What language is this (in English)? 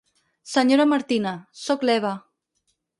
Catalan